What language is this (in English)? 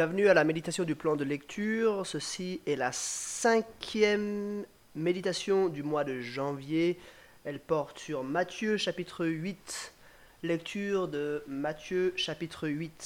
French